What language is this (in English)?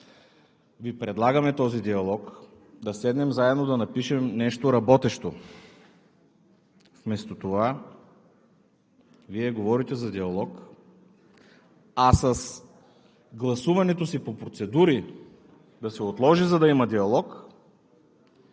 Bulgarian